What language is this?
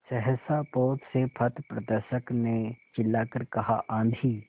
Hindi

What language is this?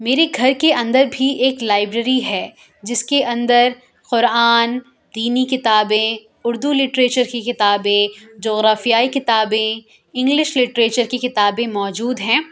Urdu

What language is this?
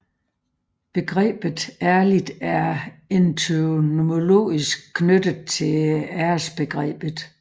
Danish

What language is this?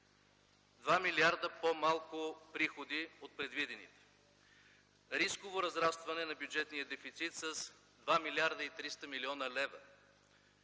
Bulgarian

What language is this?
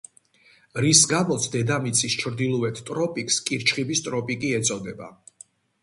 Georgian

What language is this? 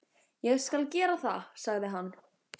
Icelandic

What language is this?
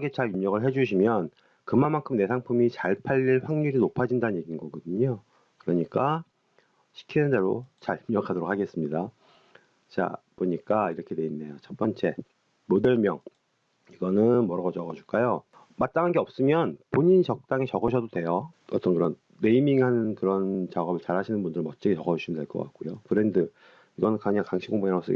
Korean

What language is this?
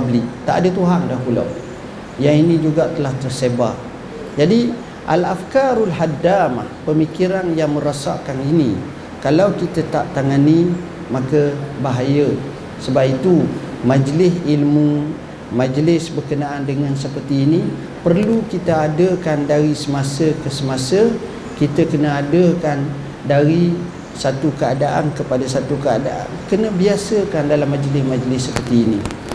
Malay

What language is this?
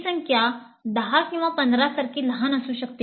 Marathi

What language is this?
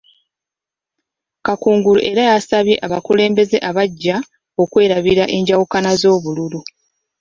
Ganda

